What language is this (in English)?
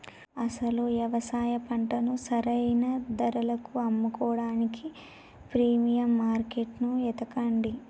Telugu